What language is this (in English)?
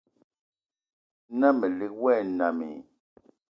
Eton (Cameroon)